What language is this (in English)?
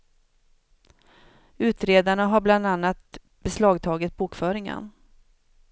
Swedish